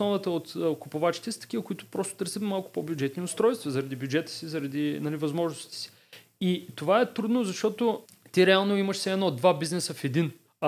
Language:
Bulgarian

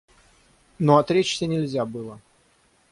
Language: Russian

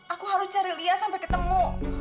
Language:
Indonesian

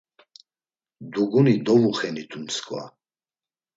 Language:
Laz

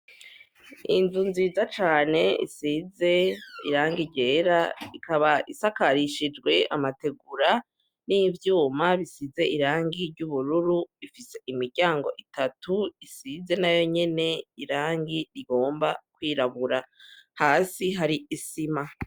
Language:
Rundi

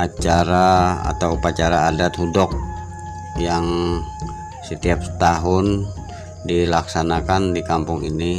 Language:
Indonesian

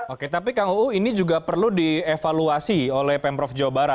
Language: Indonesian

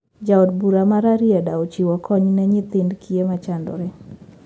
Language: Luo (Kenya and Tanzania)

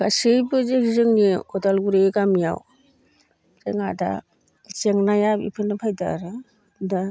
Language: Bodo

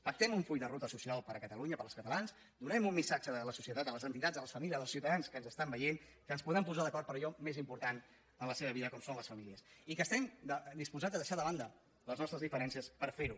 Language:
Catalan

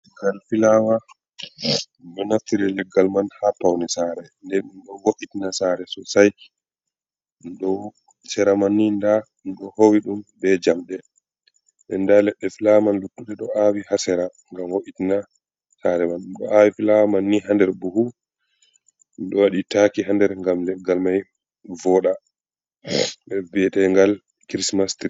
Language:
Fula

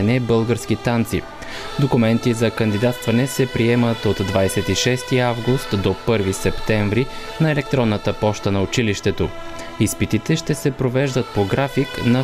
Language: Bulgarian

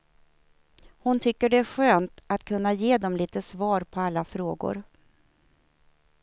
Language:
Swedish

